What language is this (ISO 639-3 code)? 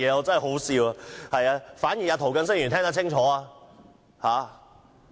yue